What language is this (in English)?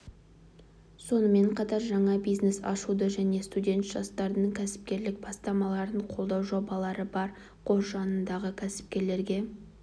Kazakh